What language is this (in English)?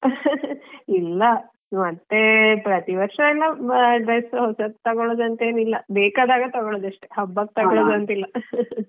Kannada